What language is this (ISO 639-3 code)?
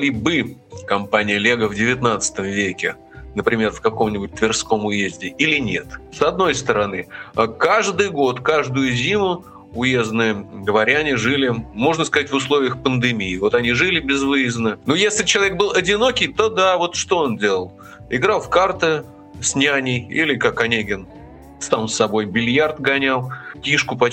rus